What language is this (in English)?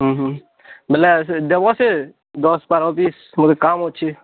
Odia